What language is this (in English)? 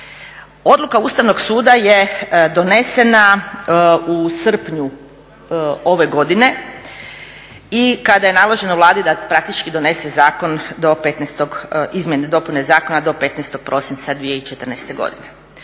Croatian